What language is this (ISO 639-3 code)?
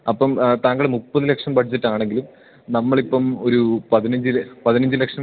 mal